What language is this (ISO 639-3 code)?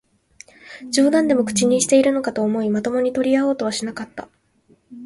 jpn